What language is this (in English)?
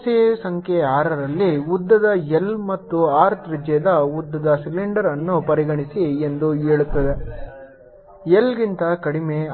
Kannada